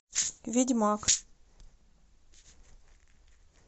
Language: Russian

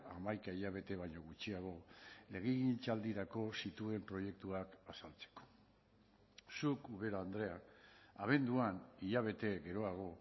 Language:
Basque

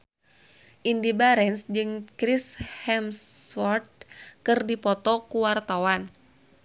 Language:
Sundanese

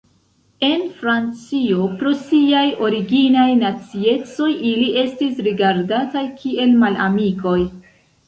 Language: Esperanto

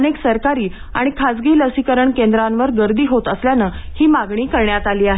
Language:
Marathi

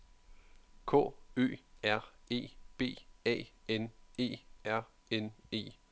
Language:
Danish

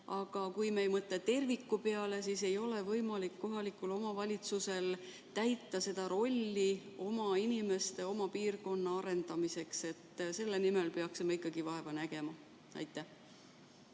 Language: Estonian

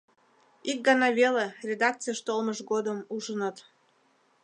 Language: Mari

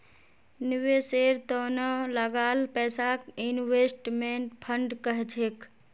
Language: Magahi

